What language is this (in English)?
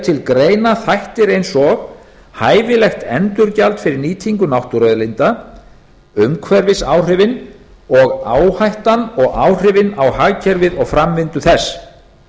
Icelandic